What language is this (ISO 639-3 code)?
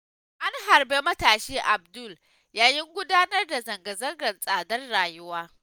hau